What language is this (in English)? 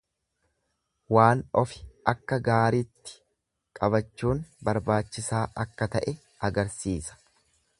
Oromo